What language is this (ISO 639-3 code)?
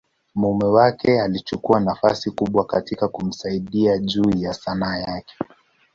swa